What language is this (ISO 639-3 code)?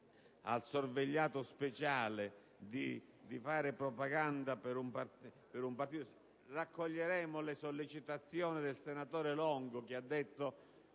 ita